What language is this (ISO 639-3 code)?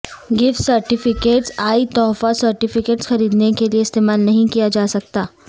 urd